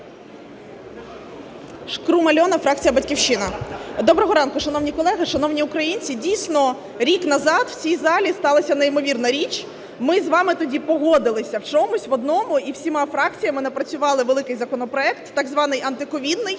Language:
Ukrainian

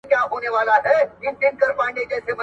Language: Pashto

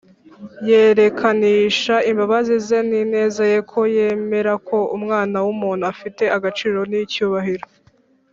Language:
Kinyarwanda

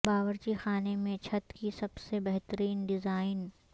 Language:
Urdu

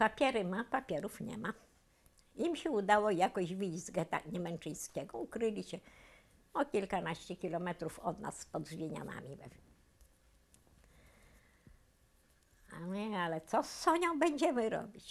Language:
Polish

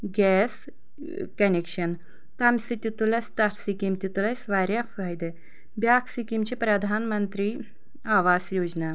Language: Kashmiri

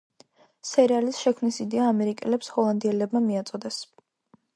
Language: Georgian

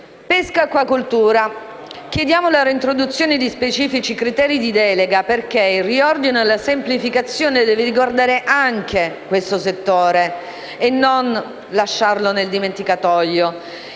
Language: Italian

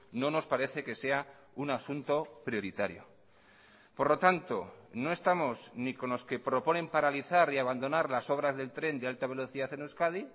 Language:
Spanish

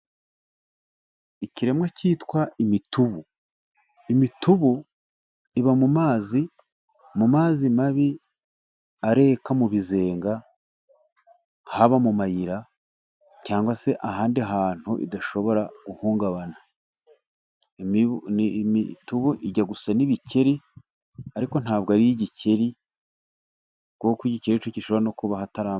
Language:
Kinyarwanda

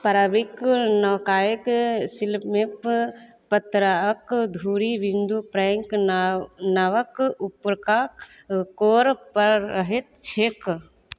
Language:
Maithili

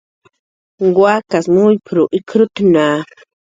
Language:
Jaqaru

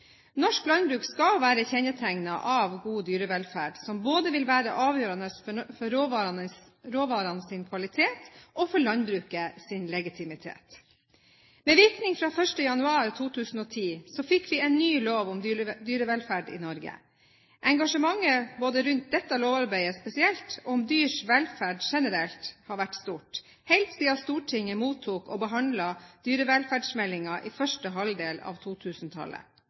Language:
Norwegian Bokmål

